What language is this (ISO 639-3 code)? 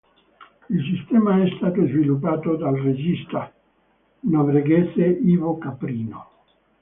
ita